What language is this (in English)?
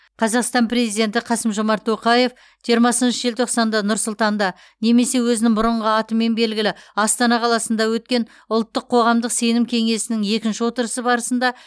Kazakh